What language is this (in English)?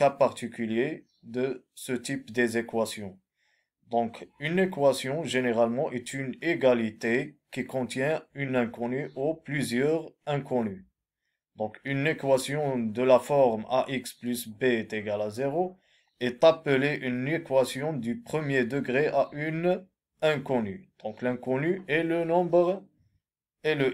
French